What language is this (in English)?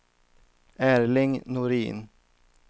Swedish